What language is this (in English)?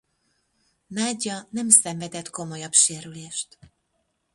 Hungarian